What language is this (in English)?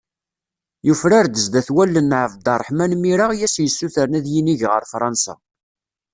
Kabyle